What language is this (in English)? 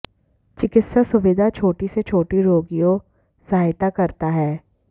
Hindi